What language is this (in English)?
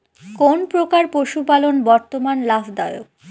Bangla